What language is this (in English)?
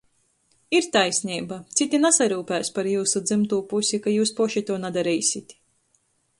Latgalian